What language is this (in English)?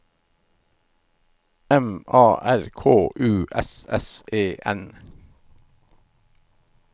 Norwegian